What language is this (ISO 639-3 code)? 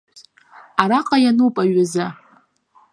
abk